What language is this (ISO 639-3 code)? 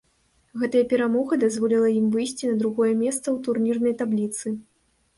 bel